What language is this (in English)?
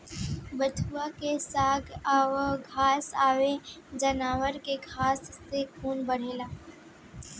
Bhojpuri